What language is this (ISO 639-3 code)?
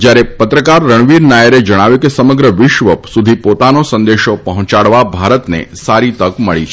guj